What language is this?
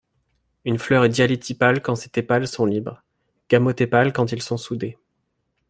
French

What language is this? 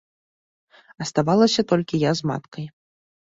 Belarusian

